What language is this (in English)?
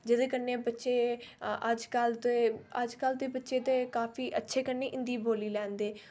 Dogri